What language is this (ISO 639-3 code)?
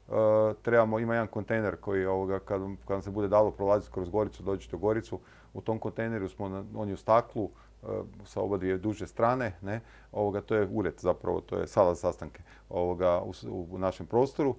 hrv